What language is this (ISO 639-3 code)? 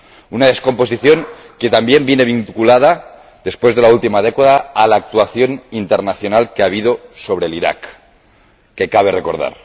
spa